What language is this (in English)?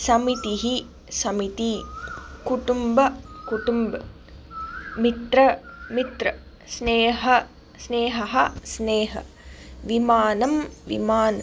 Sanskrit